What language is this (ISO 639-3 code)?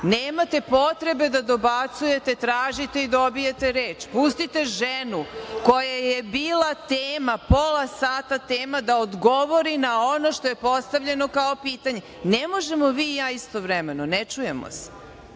srp